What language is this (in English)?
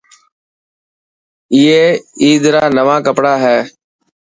Dhatki